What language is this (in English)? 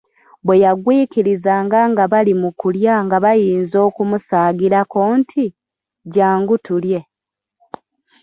Ganda